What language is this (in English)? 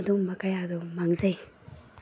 Manipuri